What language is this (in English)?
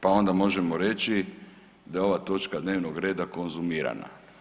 Croatian